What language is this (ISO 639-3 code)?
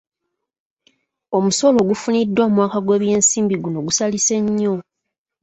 lug